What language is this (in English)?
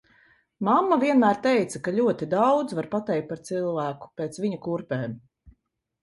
Latvian